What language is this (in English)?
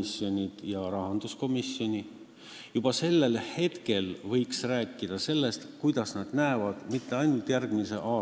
Estonian